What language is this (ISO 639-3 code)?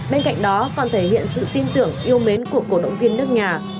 vie